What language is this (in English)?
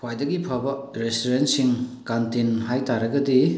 Manipuri